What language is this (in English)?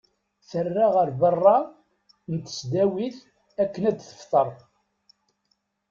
Kabyle